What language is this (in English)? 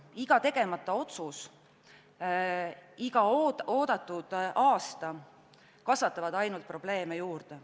Estonian